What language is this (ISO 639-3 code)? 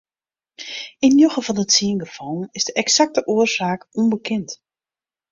fry